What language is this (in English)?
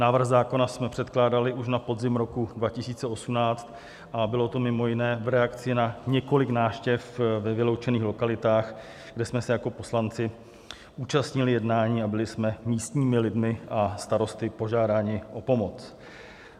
Czech